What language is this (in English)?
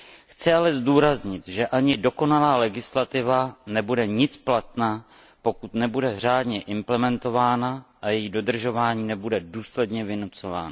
Czech